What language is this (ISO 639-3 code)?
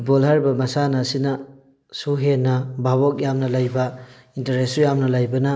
mni